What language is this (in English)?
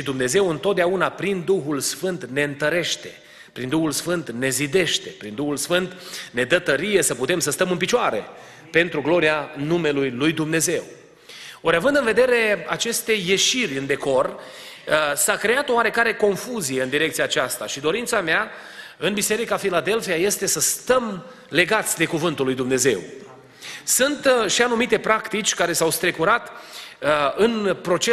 Romanian